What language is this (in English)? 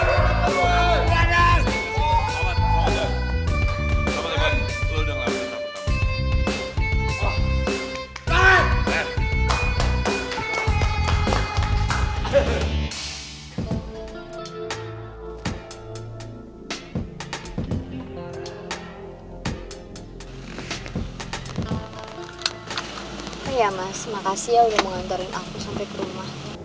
Indonesian